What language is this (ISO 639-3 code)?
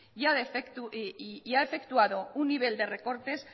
spa